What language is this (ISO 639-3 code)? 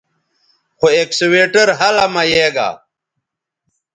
btv